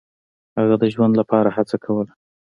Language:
Pashto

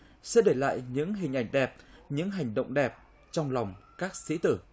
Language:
Vietnamese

